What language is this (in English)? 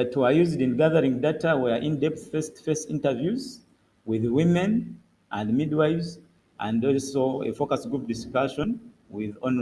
English